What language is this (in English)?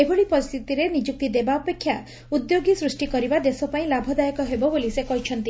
Odia